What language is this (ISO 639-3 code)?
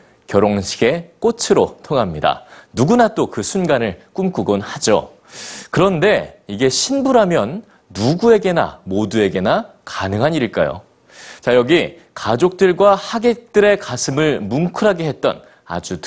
kor